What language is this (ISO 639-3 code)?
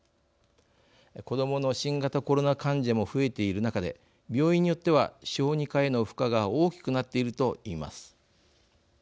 jpn